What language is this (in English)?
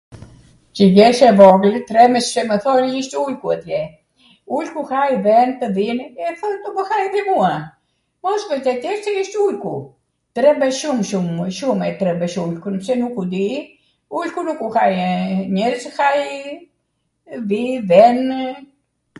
Arvanitika Albanian